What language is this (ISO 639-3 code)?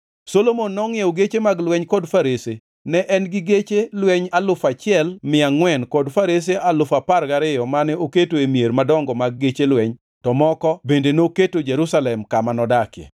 luo